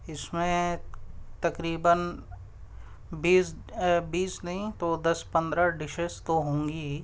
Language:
Urdu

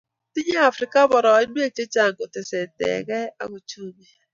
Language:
Kalenjin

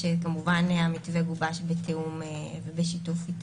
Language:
Hebrew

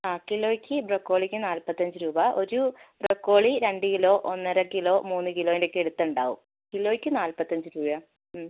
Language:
Malayalam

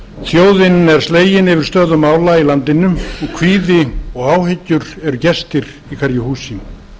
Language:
Icelandic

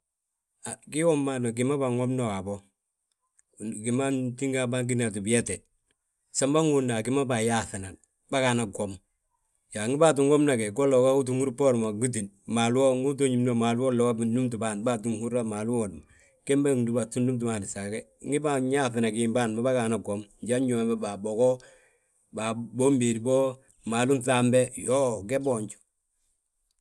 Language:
Balanta-Ganja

